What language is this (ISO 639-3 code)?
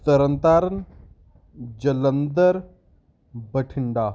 pan